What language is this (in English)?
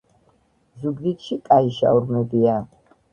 Georgian